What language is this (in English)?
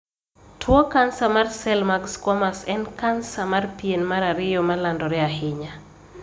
Luo (Kenya and Tanzania)